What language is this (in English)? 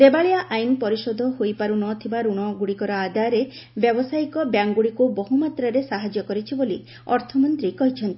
Odia